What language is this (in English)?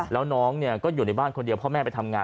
Thai